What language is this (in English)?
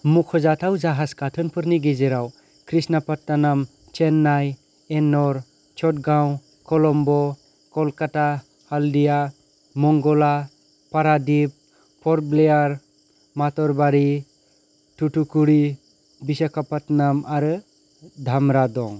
Bodo